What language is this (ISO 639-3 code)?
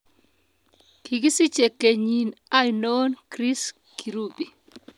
kln